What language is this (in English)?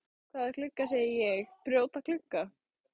Icelandic